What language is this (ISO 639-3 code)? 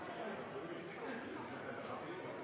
nob